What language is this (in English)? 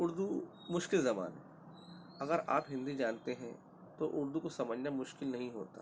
Urdu